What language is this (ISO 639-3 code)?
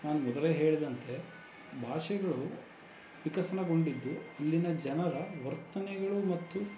kan